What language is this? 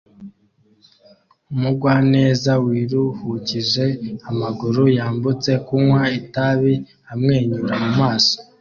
Kinyarwanda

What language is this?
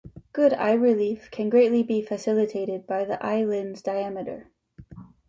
English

